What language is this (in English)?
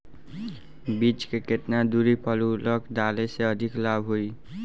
Bhojpuri